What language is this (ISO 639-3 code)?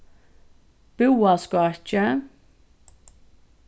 fao